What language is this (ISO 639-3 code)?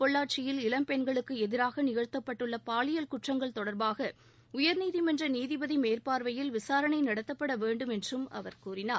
tam